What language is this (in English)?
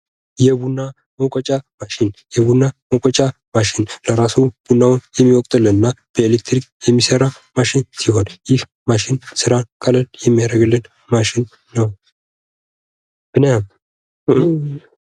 Amharic